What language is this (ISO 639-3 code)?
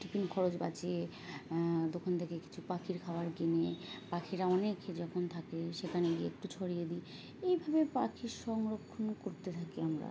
ben